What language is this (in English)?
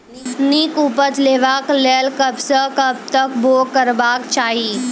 Maithili